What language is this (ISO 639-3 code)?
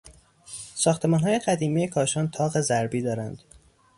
fas